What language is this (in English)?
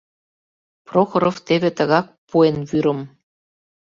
Mari